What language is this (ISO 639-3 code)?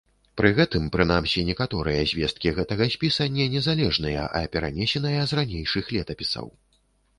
bel